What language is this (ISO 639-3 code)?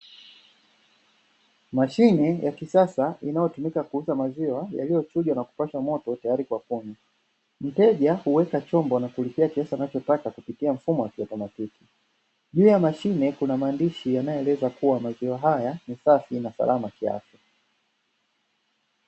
swa